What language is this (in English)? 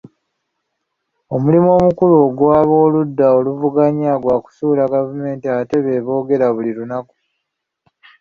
Ganda